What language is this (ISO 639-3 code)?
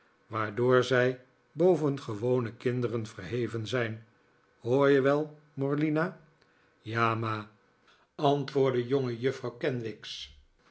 nld